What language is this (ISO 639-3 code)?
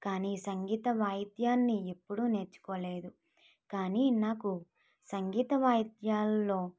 tel